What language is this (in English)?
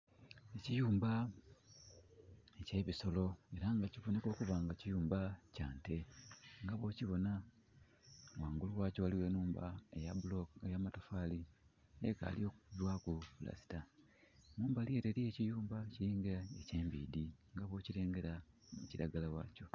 Soga